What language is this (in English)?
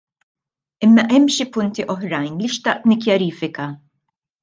Maltese